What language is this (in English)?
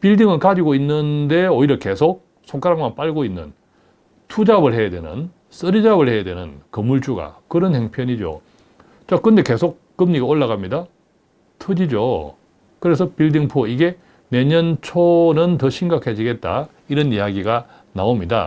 Korean